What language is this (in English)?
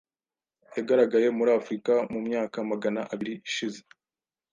Kinyarwanda